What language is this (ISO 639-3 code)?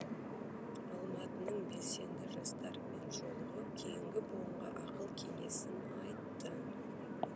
kaz